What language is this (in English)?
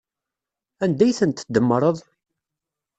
Kabyle